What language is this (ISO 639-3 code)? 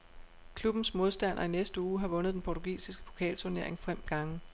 dan